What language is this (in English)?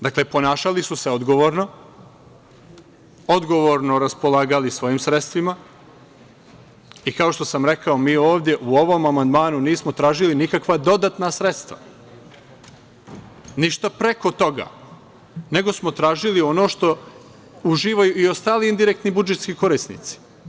Serbian